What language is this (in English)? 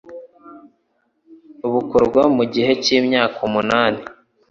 Kinyarwanda